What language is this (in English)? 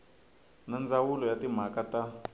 Tsonga